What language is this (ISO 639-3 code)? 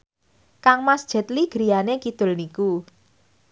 jav